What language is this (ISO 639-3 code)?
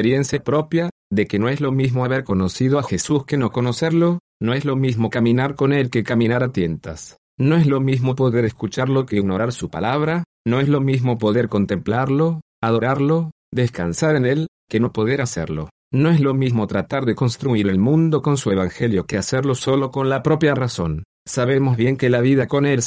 spa